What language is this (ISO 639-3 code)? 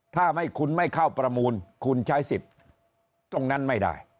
tha